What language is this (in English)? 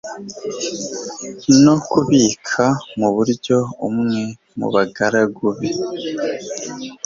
Kinyarwanda